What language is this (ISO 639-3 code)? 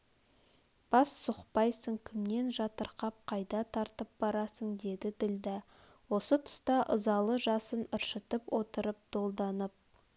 kaz